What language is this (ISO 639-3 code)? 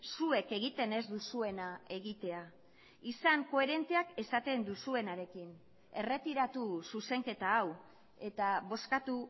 eus